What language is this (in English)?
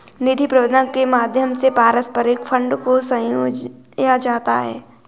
Hindi